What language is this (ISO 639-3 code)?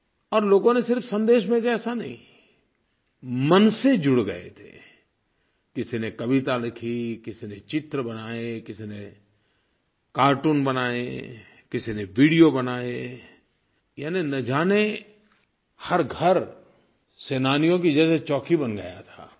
hin